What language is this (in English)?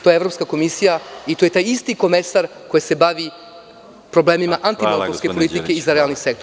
Serbian